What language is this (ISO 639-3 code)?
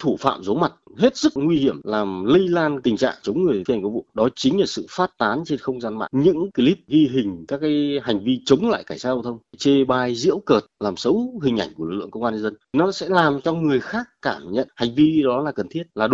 vie